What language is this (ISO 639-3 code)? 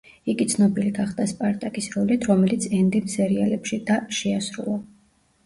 kat